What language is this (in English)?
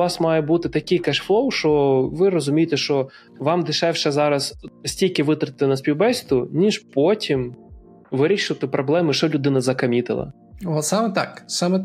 Ukrainian